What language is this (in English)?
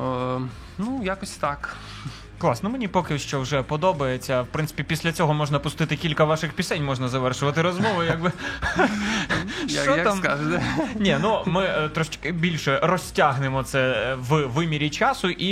Ukrainian